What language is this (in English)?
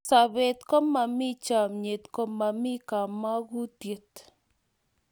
Kalenjin